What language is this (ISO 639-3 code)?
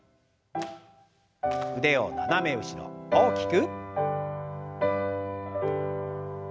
jpn